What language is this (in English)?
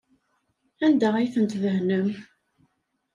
Kabyle